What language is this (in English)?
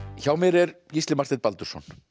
Icelandic